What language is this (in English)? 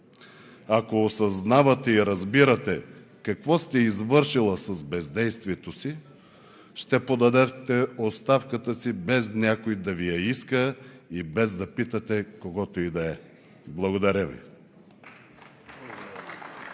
Bulgarian